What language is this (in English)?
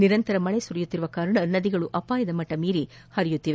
Kannada